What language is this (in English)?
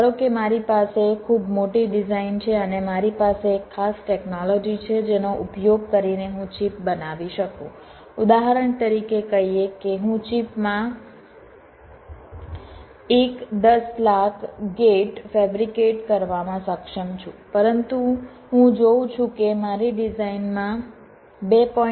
Gujarati